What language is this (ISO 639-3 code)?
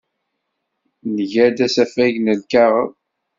kab